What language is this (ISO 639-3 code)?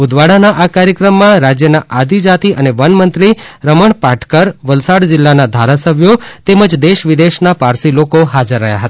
guj